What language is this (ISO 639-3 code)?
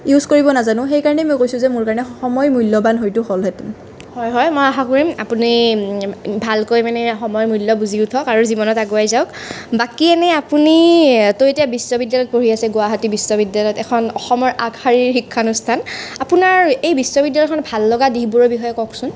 asm